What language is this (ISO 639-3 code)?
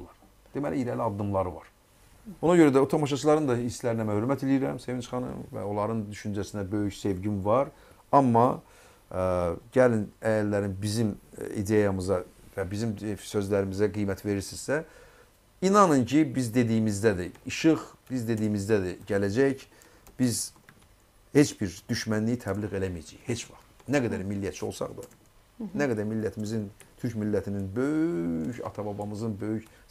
tur